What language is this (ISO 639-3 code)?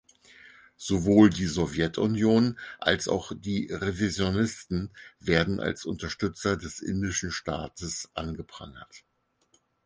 deu